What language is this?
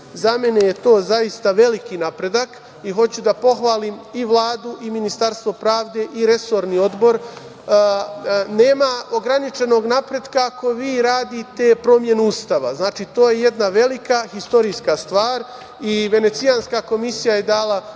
Serbian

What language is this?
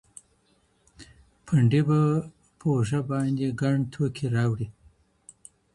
Pashto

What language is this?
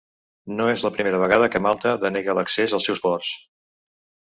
Catalan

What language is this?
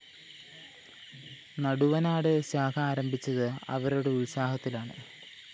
Malayalam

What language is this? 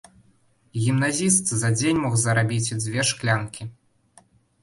Belarusian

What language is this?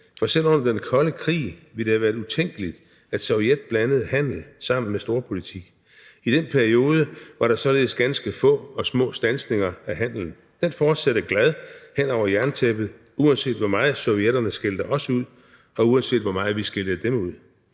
Danish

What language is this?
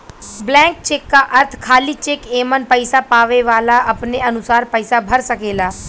Bhojpuri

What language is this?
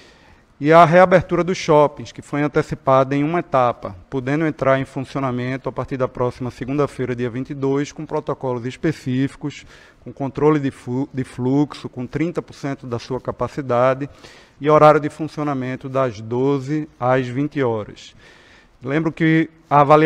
Portuguese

